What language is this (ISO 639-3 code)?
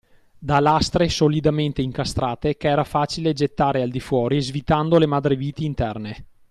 ita